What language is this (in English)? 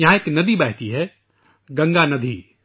Urdu